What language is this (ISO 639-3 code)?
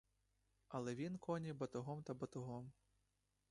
ukr